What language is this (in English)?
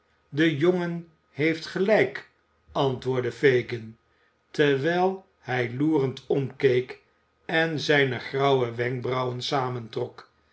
Dutch